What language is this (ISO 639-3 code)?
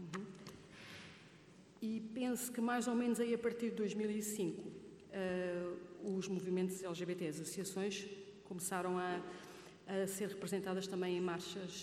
por